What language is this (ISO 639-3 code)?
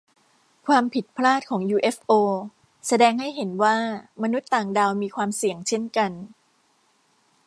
tha